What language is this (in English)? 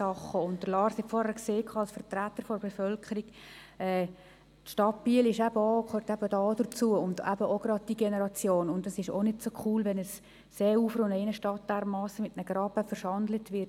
Swiss German